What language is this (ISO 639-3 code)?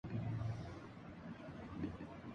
urd